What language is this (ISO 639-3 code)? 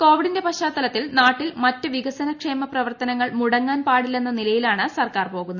mal